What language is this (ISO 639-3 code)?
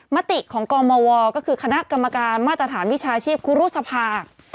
tha